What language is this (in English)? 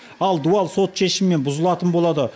Kazakh